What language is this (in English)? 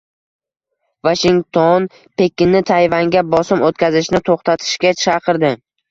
Uzbek